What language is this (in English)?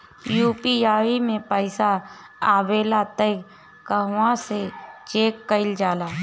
Bhojpuri